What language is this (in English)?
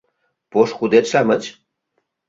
Mari